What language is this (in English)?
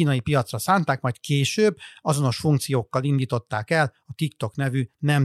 Hungarian